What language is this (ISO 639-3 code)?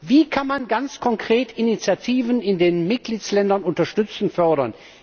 deu